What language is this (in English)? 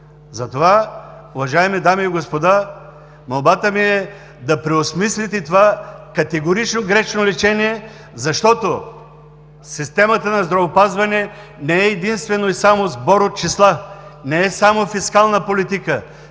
Bulgarian